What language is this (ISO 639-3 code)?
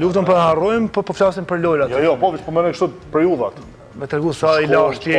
ron